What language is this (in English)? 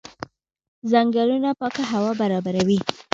Pashto